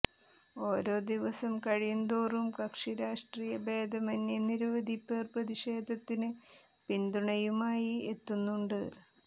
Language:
Malayalam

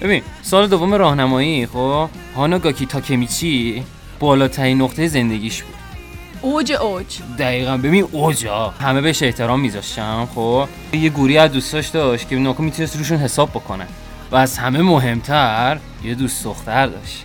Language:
Persian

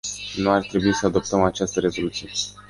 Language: Romanian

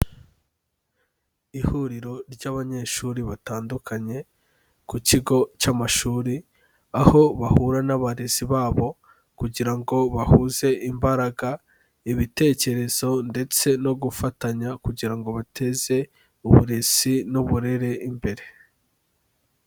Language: Kinyarwanda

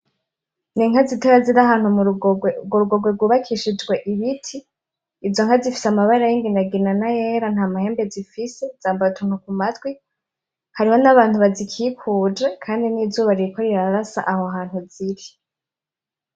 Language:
Rundi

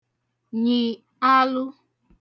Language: Igbo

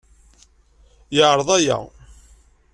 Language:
Kabyle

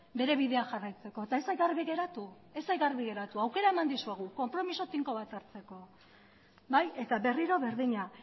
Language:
Basque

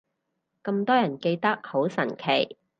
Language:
Cantonese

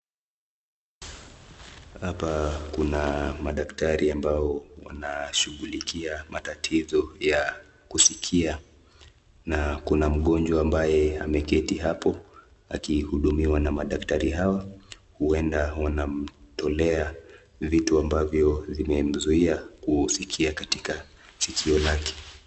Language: Swahili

